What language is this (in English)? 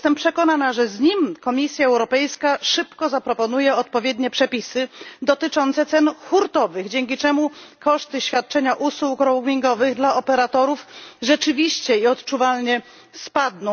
Polish